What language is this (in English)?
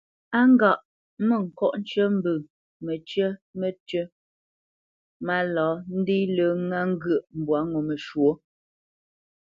Bamenyam